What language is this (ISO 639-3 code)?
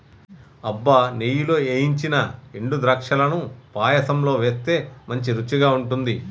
tel